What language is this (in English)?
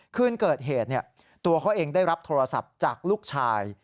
Thai